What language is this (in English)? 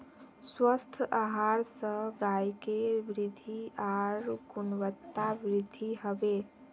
Magahi